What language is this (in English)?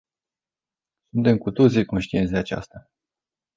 Romanian